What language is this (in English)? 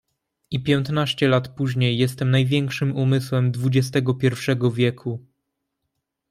Polish